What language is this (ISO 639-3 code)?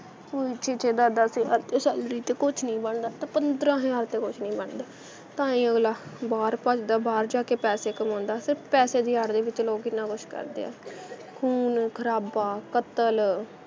pan